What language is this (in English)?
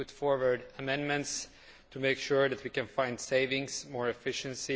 English